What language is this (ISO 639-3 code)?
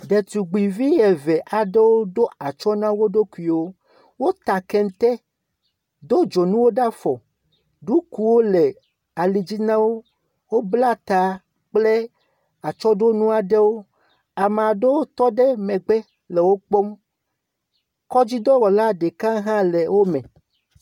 ewe